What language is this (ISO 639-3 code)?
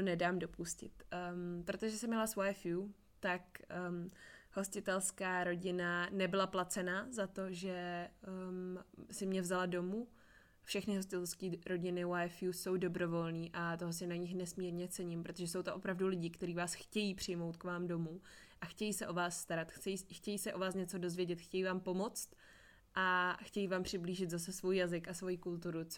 ces